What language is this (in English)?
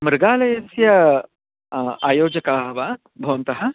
Sanskrit